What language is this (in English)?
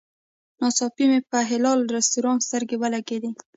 Pashto